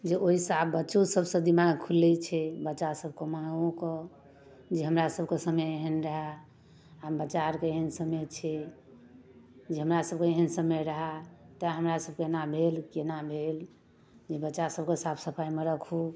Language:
Maithili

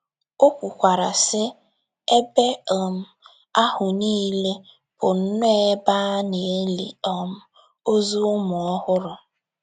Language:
Igbo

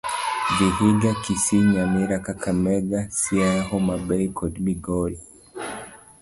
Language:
Luo (Kenya and Tanzania)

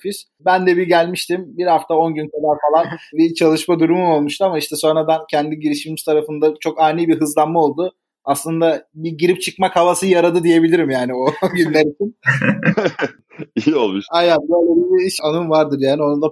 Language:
Turkish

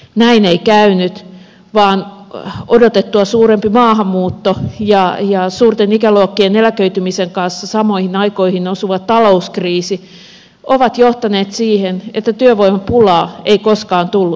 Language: Finnish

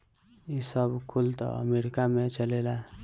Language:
Bhojpuri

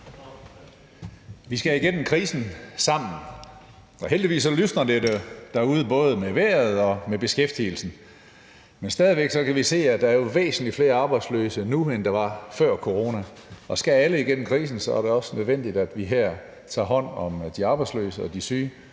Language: Danish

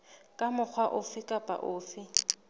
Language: Southern Sotho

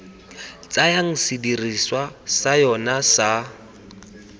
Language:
Tswana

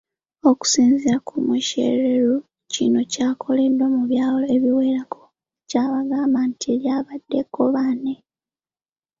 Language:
Ganda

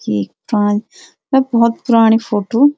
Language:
Garhwali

